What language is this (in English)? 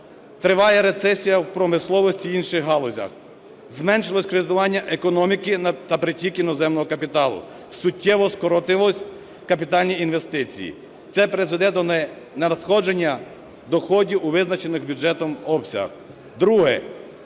Ukrainian